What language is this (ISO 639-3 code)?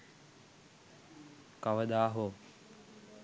sin